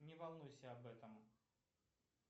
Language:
Russian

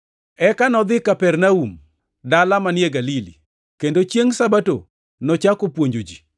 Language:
Luo (Kenya and Tanzania)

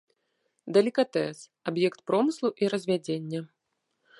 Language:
Belarusian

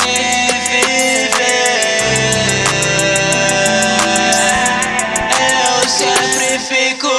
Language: Portuguese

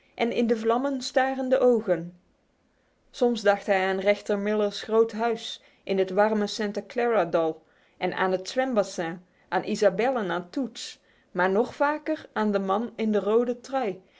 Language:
Dutch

